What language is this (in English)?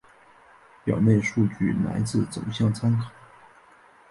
Chinese